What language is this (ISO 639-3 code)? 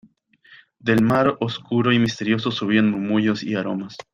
spa